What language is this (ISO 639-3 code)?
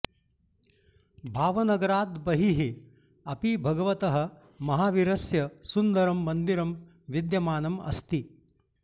san